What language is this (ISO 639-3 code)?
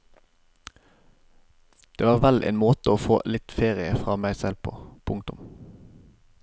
nor